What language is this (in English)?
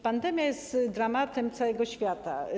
Polish